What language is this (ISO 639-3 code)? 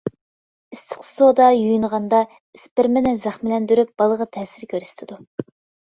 uig